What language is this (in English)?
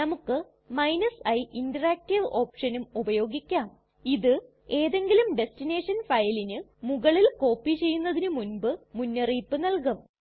Malayalam